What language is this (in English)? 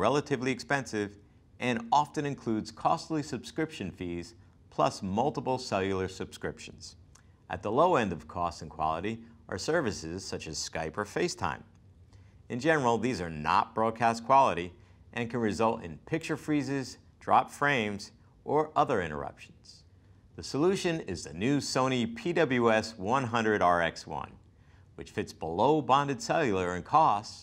English